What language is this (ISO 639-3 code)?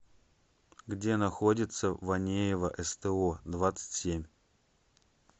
rus